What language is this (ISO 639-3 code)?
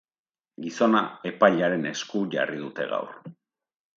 eus